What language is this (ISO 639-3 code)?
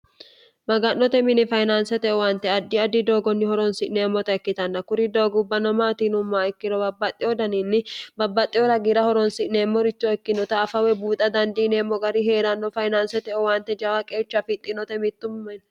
sid